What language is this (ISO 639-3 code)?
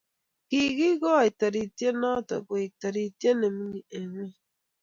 kln